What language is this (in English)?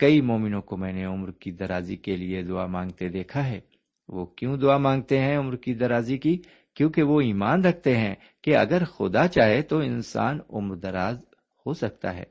Urdu